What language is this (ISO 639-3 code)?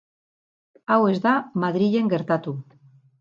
eus